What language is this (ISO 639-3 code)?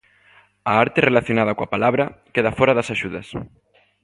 glg